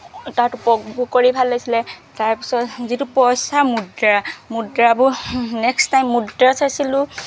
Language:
Assamese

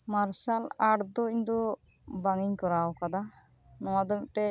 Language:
Santali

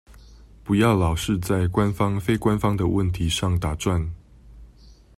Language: Chinese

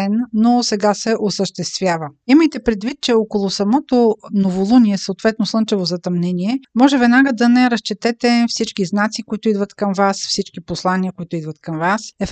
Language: Bulgarian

